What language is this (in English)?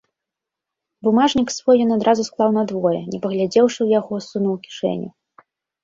Belarusian